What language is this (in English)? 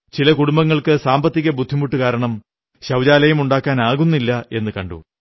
Malayalam